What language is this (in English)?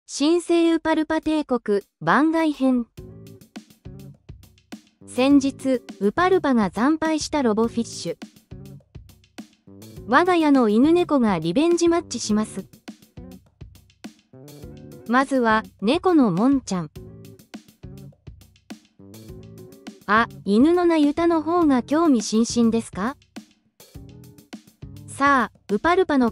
Japanese